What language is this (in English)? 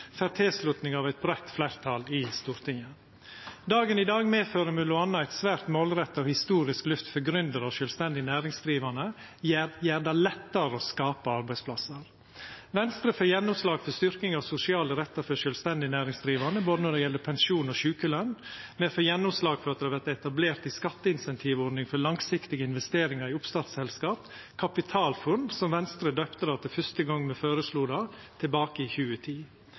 Norwegian Nynorsk